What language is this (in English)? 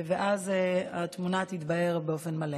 Hebrew